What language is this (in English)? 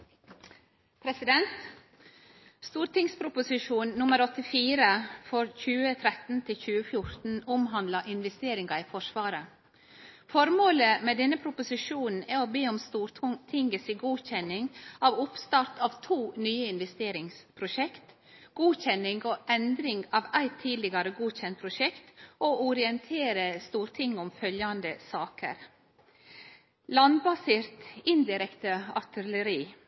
Norwegian